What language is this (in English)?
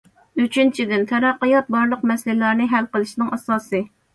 Uyghur